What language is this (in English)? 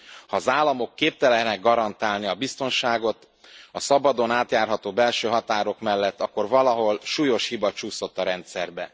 Hungarian